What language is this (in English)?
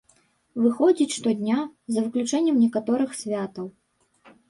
Belarusian